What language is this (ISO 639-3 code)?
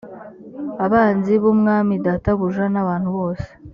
kin